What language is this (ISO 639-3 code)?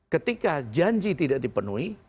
ind